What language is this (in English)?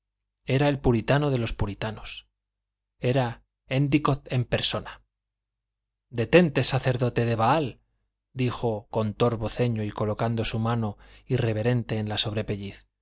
Spanish